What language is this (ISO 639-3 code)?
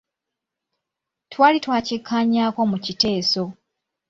lug